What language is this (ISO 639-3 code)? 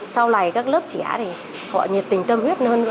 vie